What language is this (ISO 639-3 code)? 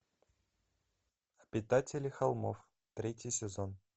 rus